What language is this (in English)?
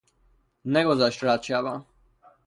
Persian